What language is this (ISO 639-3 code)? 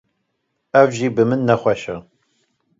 kur